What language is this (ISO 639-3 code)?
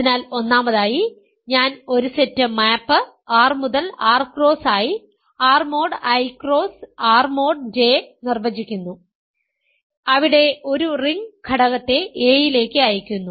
mal